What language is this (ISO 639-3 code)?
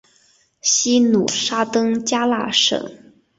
zho